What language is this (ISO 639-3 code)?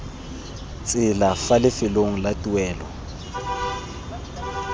tsn